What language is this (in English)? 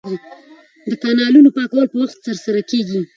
Pashto